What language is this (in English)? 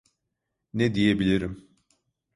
Turkish